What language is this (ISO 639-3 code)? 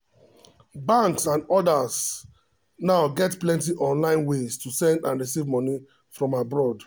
pcm